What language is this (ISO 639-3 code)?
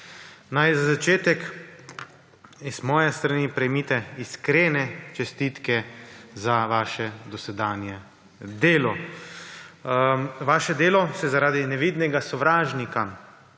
slv